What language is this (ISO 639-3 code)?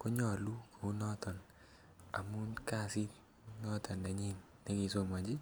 kln